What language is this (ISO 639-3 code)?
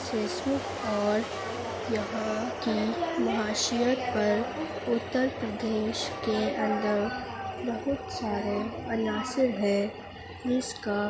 urd